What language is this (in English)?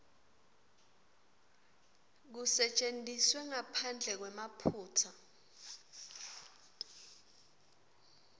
Swati